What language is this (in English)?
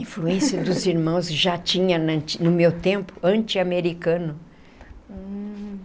Portuguese